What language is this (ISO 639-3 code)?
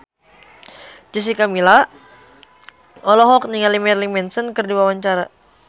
sun